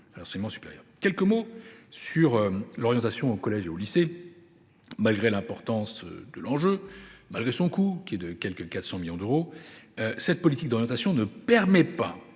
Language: French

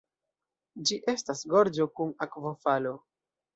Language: Esperanto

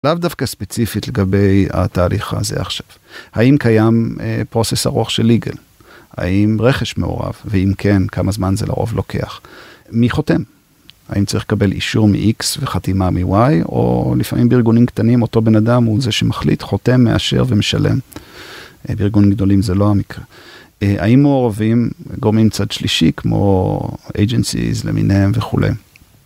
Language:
Hebrew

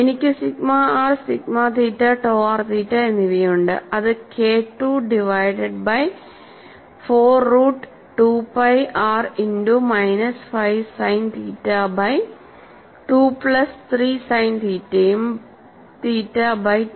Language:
Malayalam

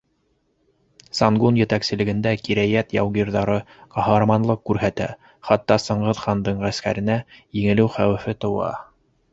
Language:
Bashkir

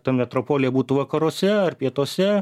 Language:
Lithuanian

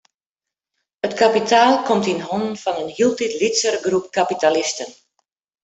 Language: Western Frisian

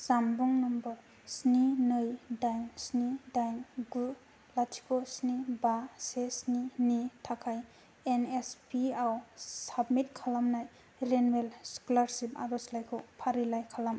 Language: Bodo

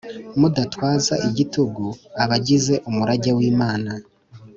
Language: Kinyarwanda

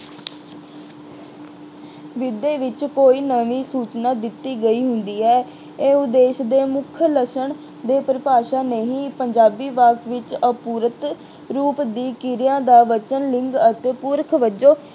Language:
Punjabi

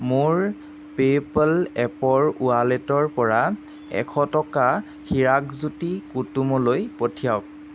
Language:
Assamese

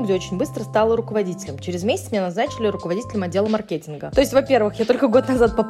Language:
Russian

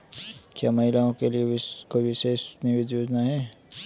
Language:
Hindi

